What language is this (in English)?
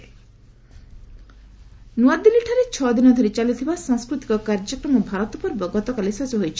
Odia